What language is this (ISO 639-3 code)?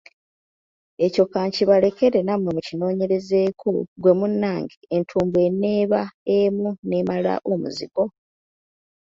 lug